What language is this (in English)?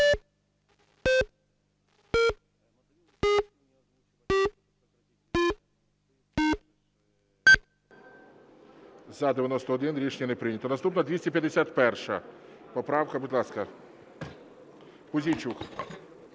Ukrainian